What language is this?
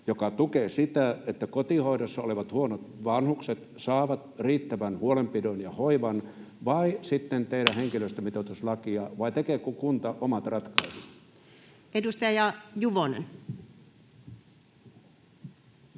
Finnish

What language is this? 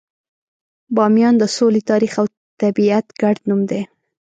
Pashto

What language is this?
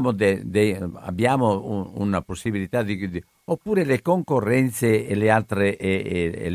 Italian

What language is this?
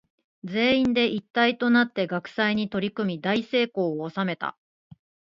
Japanese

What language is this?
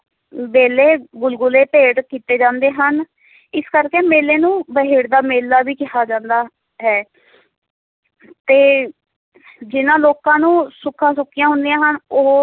Punjabi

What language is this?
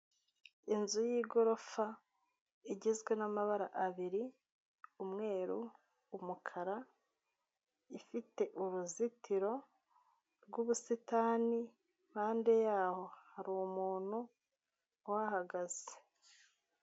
Kinyarwanda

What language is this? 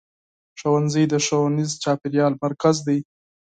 Pashto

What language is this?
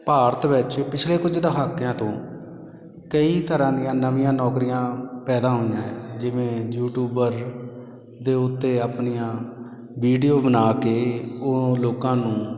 Punjabi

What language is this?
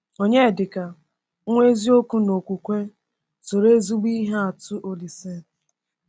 Igbo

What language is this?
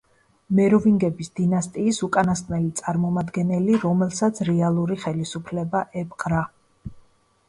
Georgian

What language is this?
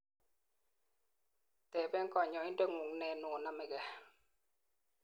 Kalenjin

